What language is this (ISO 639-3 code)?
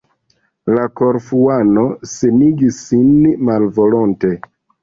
epo